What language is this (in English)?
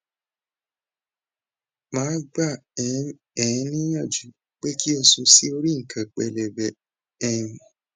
Yoruba